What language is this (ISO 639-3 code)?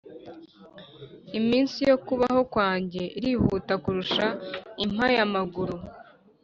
kin